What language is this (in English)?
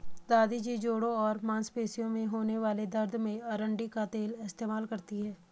Hindi